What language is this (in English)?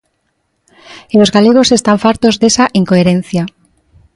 Galician